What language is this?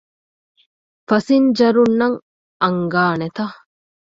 Divehi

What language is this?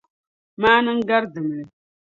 Dagbani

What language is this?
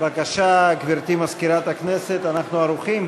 Hebrew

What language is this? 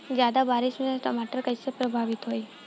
Bhojpuri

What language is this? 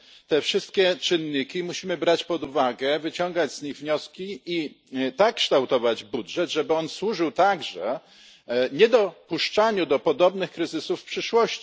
Polish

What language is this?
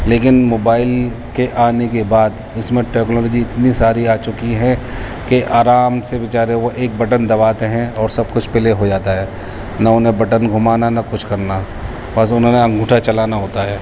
Urdu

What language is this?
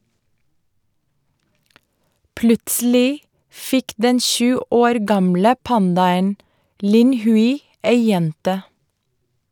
Norwegian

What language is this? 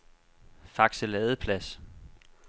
Danish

